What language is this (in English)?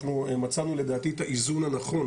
Hebrew